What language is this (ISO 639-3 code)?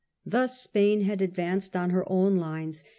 eng